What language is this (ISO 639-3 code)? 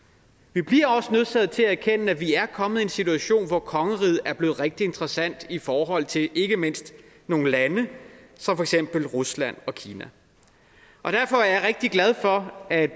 dan